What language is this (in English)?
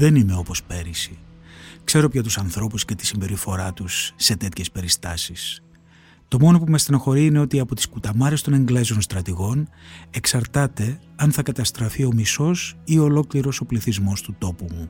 Greek